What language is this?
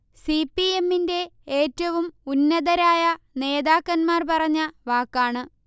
Malayalam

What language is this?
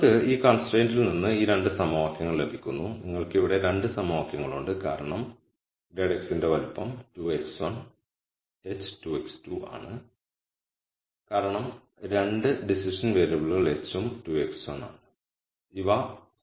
Malayalam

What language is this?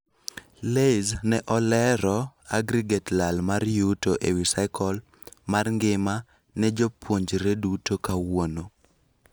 Luo (Kenya and Tanzania)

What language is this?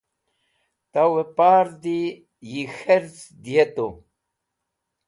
Wakhi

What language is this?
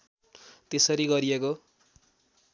Nepali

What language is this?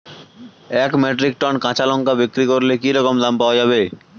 Bangla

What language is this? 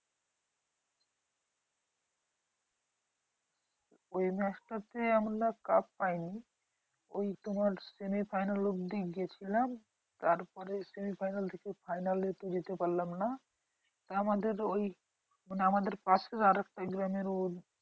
Bangla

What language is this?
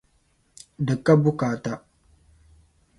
Dagbani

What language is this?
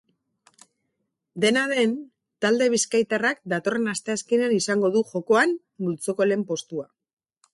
Basque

